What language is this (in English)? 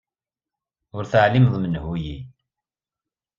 Kabyle